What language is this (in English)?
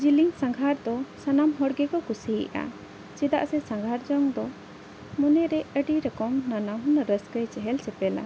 Santali